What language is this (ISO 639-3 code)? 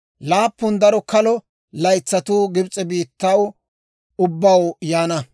dwr